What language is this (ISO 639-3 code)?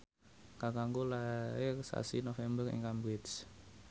jav